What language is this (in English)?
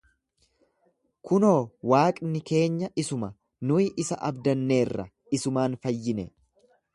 Oromo